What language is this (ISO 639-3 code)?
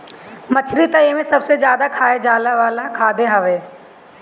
bho